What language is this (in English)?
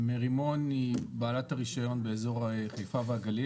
Hebrew